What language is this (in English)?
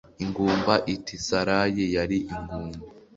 Kinyarwanda